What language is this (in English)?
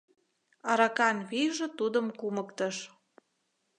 Mari